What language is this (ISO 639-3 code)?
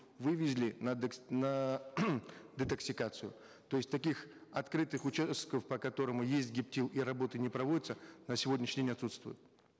kaz